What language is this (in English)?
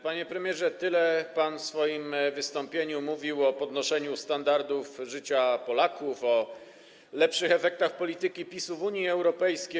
Polish